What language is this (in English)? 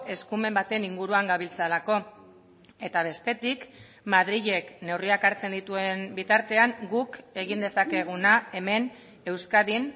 Basque